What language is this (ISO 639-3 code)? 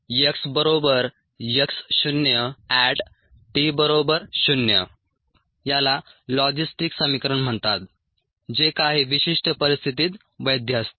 mar